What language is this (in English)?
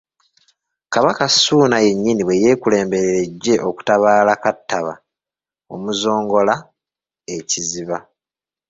Ganda